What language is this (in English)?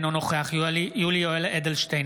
Hebrew